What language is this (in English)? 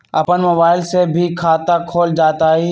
Magahi